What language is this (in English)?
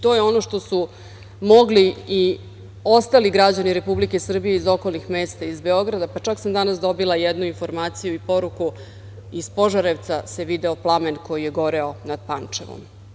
Serbian